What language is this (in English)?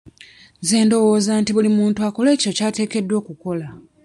Ganda